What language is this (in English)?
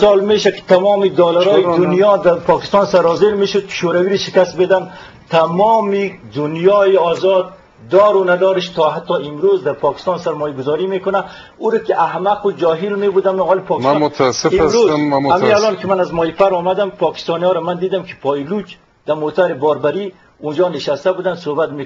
Persian